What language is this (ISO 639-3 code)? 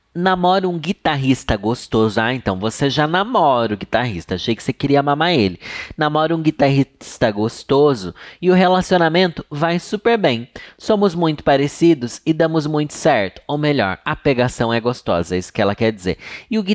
por